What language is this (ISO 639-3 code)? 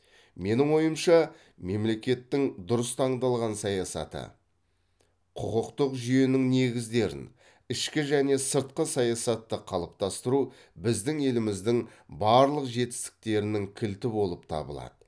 kaz